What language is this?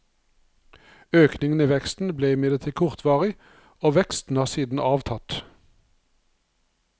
Norwegian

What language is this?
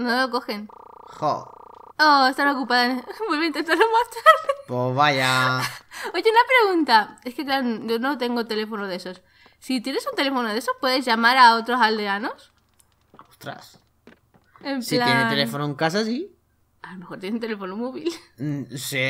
Spanish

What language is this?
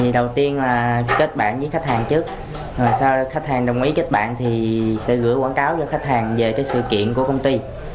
Vietnamese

